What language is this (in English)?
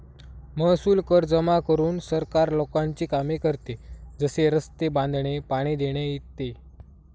Marathi